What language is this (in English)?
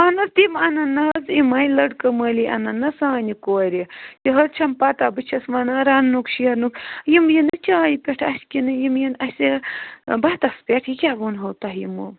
Kashmiri